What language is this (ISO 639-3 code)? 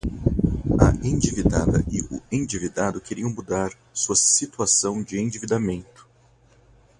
por